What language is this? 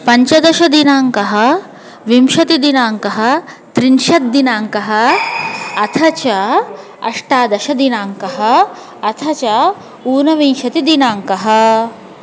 Sanskrit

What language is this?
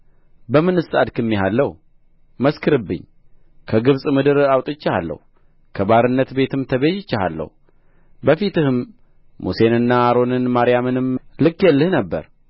Amharic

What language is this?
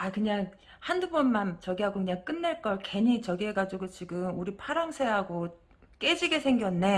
Korean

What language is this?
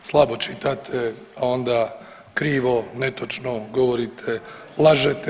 Croatian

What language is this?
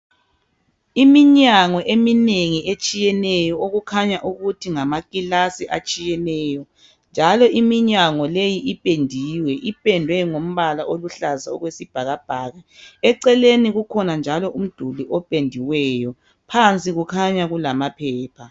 North Ndebele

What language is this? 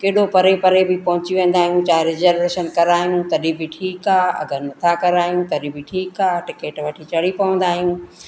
Sindhi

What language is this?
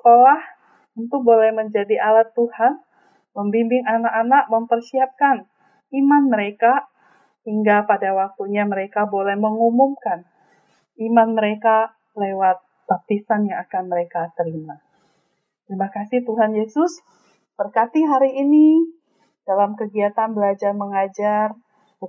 Indonesian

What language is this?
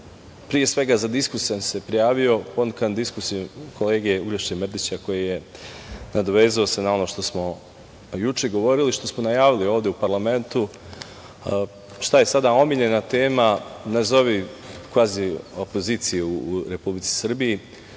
Serbian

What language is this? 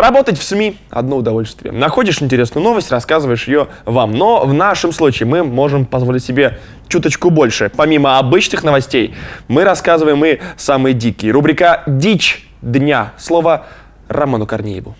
Russian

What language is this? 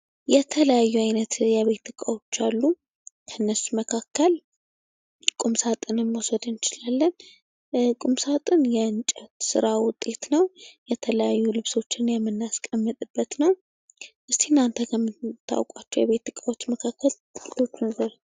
Amharic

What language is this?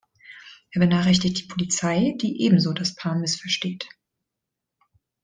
German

